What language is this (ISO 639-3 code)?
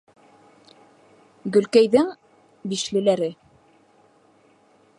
bak